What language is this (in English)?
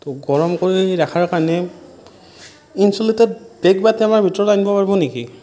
Assamese